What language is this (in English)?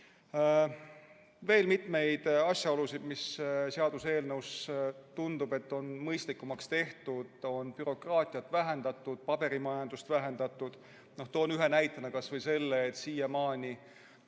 Estonian